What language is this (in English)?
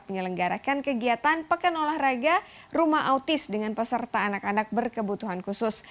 Indonesian